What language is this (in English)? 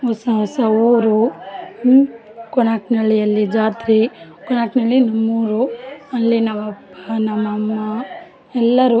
Kannada